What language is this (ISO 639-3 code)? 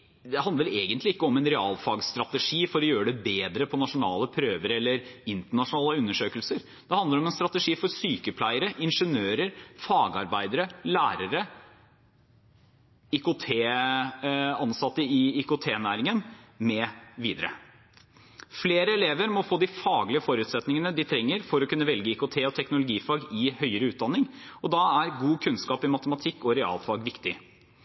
nob